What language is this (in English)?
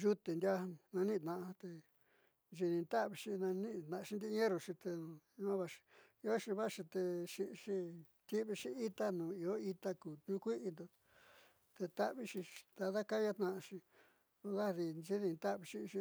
Southeastern Nochixtlán Mixtec